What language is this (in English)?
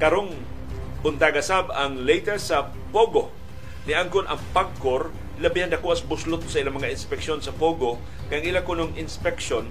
Filipino